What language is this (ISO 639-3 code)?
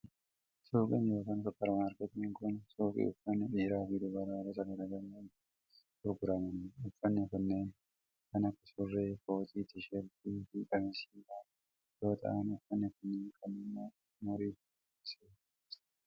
orm